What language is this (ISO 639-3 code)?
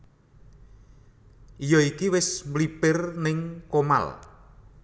jav